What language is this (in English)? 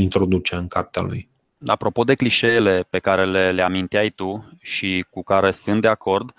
Romanian